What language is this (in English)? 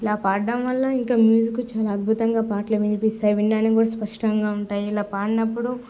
Telugu